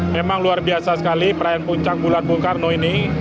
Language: Indonesian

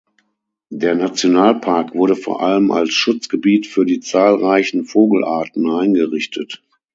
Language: German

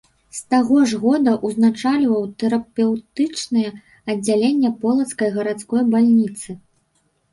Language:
Belarusian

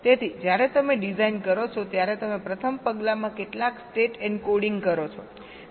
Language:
Gujarati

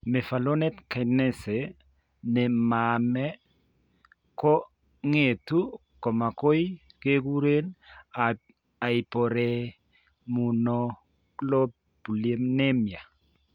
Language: Kalenjin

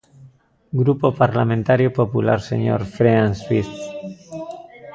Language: Galician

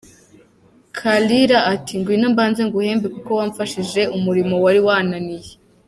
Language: Kinyarwanda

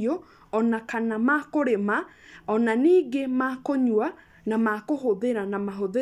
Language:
Kikuyu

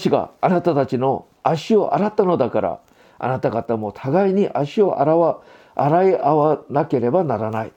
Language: Japanese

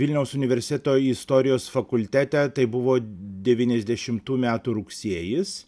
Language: Lithuanian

